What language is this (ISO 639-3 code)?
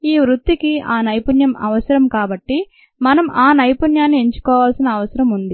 tel